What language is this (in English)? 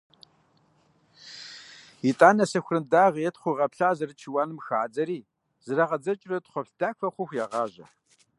Kabardian